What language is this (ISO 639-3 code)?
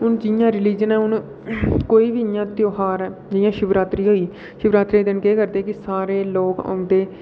doi